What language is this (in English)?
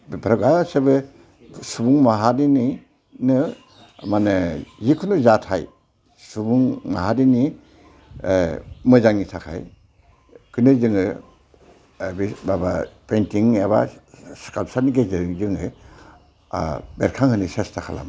Bodo